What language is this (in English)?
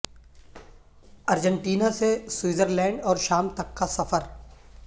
Urdu